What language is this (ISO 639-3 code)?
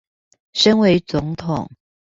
zho